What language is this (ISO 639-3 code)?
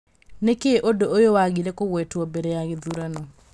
kik